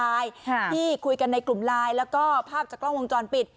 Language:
Thai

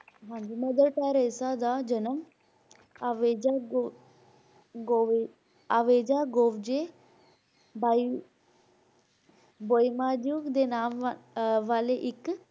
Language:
Punjabi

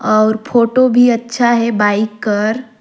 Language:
Surgujia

